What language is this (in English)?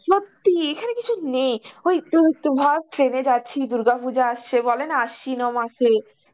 Bangla